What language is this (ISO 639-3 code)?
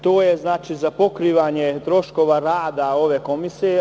srp